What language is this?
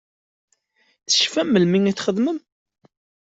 Kabyle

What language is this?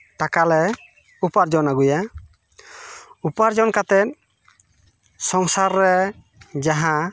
Santali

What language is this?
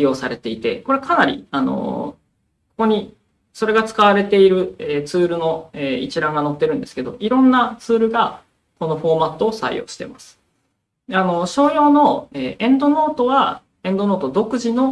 Japanese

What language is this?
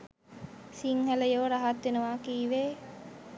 Sinhala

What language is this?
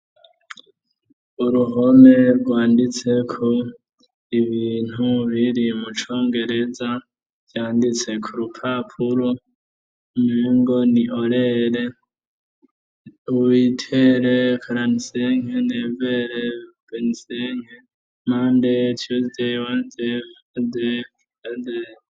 Rundi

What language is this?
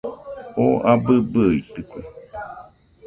Nüpode Huitoto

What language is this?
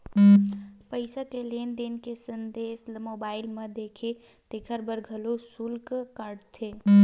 Chhattisgarhi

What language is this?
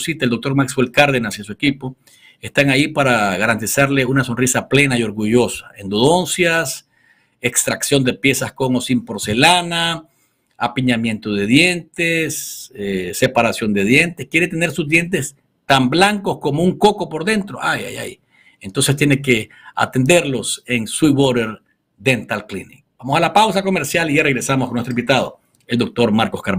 Spanish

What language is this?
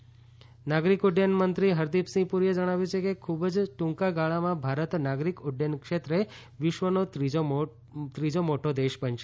Gujarati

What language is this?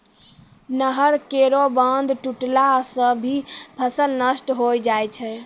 Maithili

